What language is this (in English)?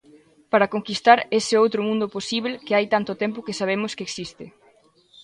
Galician